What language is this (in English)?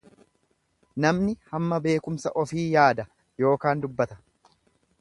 Oromo